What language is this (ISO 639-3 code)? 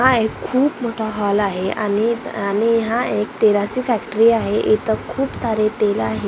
mar